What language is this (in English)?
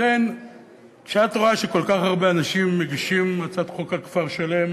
Hebrew